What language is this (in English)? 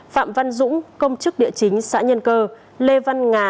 Vietnamese